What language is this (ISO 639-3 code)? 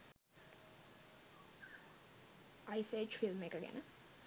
sin